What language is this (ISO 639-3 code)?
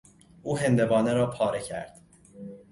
fas